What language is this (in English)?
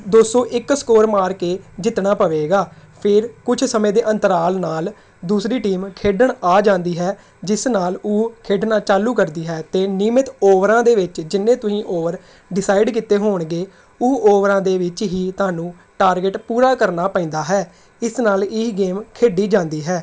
Punjabi